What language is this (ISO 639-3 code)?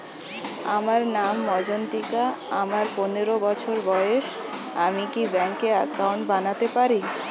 ben